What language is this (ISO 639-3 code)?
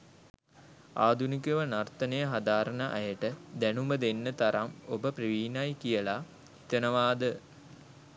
sin